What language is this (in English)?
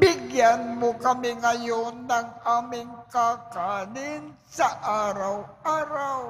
Filipino